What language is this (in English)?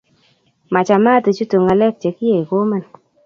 Kalenjin